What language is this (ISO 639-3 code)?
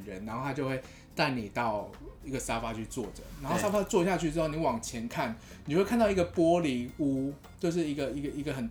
zho